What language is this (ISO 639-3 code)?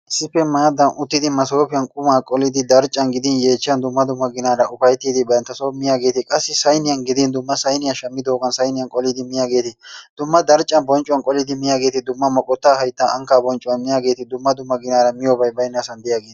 wal